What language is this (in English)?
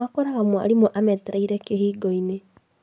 Kikuyu